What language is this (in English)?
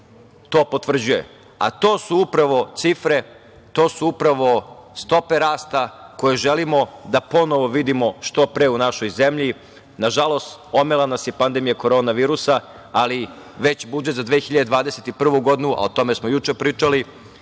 Serbian